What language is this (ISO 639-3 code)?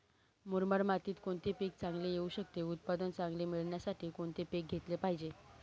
mar